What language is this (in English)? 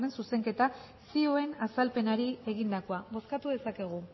Basque